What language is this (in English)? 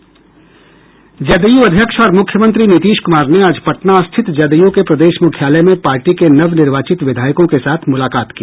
Hindi